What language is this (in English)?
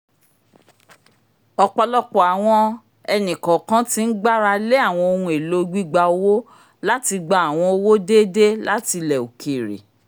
Yoruba